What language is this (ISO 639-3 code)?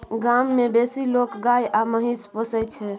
mai